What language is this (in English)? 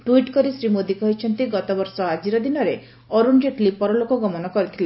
Odia